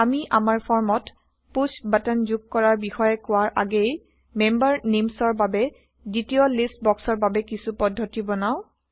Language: Assamese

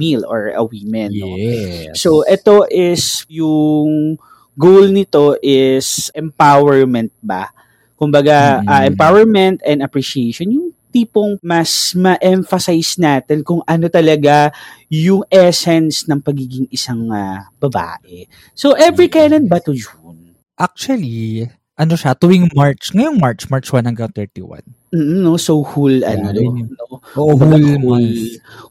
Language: Filipino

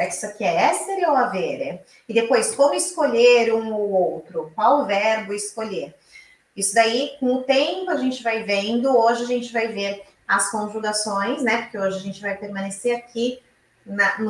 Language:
Portuguese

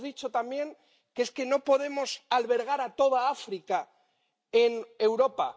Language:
Spanish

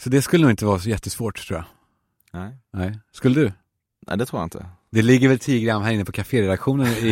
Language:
Swedish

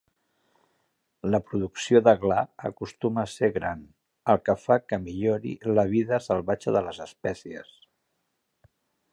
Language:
Catalan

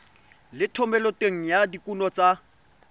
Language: Tswana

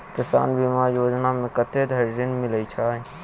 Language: Maithili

